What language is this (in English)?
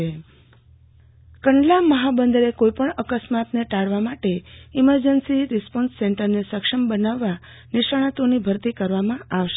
Gujarati